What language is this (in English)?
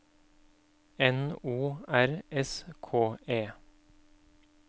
Norwegian